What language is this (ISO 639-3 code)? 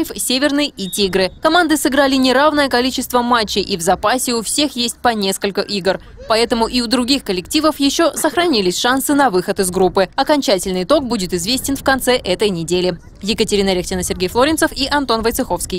rus